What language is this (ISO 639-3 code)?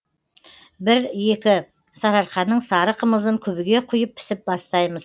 kaz